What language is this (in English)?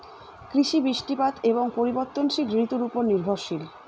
Bangla